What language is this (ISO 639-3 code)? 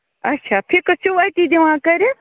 kas